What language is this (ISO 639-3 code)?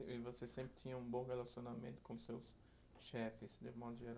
por